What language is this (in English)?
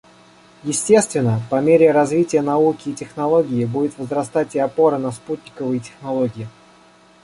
Russian